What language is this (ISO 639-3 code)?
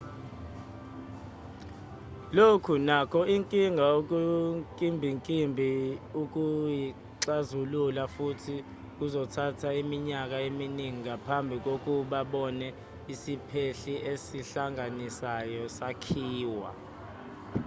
zul